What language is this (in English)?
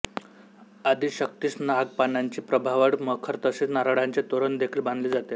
Marathi